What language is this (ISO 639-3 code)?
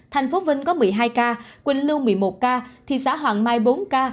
vie